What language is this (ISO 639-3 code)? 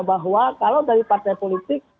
ind